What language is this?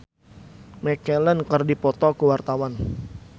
Sundanese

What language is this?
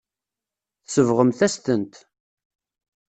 Kabyle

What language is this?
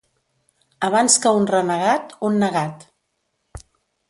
Catalan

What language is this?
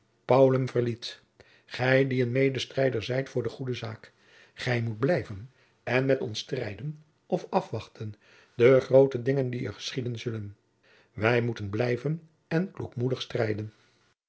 Dutch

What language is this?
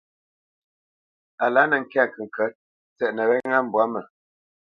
Bamenyam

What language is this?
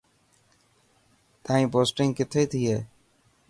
Dhatki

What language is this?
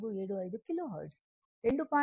Telugu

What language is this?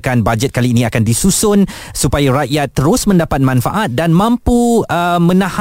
Malay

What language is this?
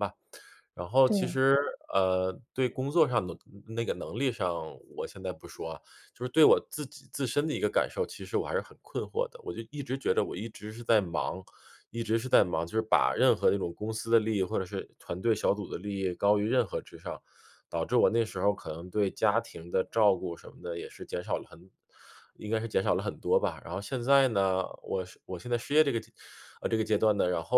Chinese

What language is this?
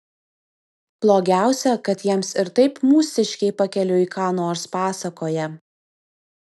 Lithuanian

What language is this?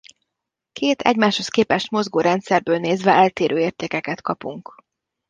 Hungarian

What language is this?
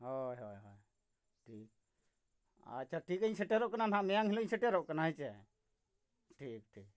Santali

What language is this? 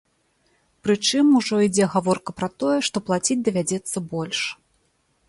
Belarusian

